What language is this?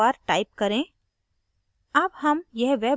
Hindi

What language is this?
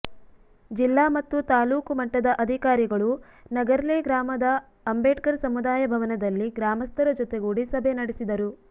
Kannada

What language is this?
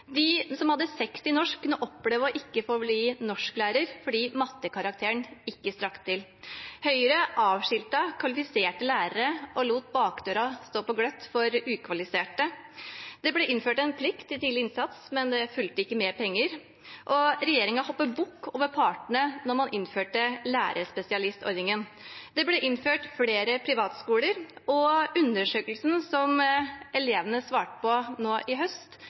Norwegian Bokmål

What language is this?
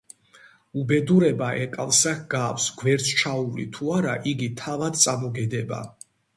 Georgian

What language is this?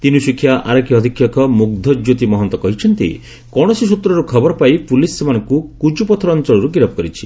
Odia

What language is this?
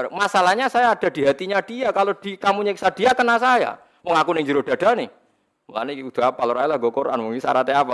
Indonesian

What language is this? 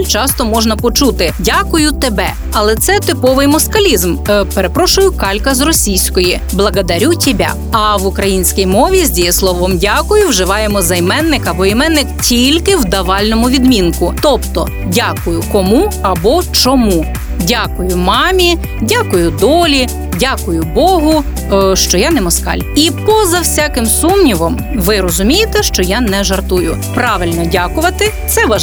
Ukrainian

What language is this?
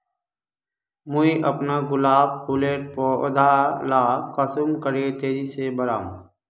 Magahi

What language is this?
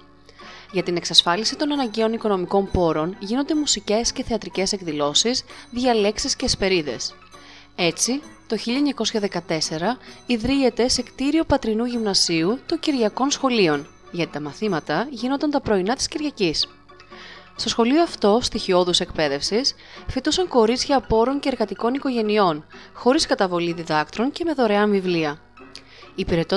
Greek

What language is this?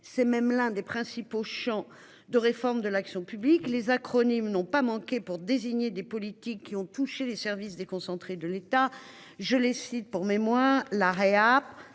French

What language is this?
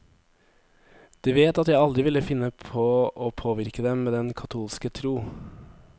Norwegian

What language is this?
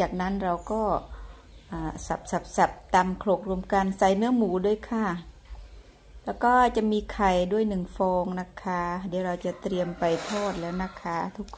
Thai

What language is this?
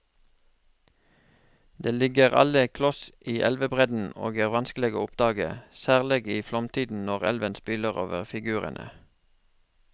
Norwegian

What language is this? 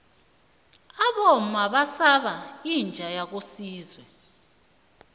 South Ndebele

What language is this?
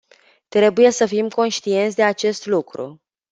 Romanian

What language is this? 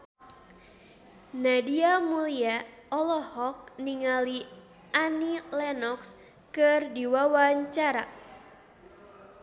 Sundanese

